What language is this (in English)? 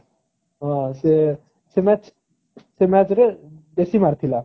Odia